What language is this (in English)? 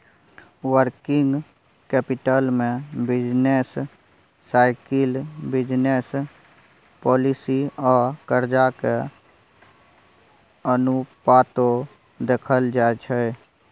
Maithili